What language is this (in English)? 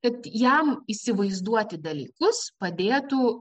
Lithuanian